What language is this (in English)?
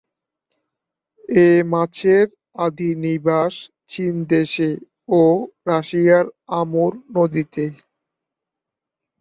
Bangla